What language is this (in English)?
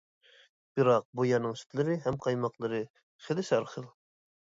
Uyghur